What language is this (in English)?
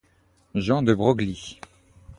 French